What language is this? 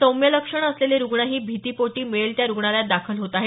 Marathi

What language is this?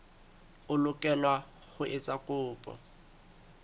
Southern Sotho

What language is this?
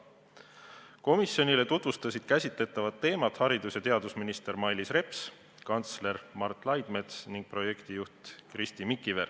Estonian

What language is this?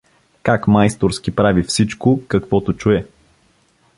Bulgarian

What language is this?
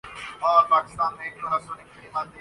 Urdu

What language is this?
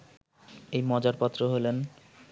Bangla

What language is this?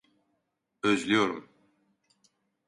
Turkish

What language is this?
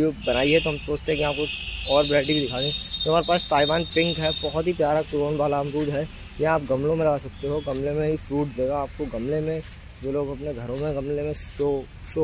Hindi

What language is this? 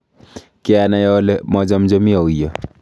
Kalenjin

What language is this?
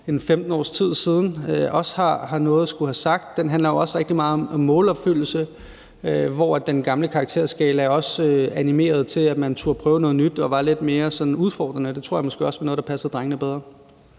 Danish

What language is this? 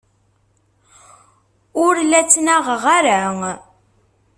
Kabyle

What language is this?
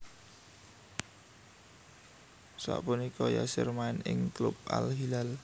Javanese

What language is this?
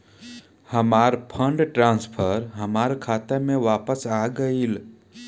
Bhojpuri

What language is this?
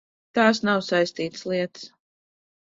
Latvian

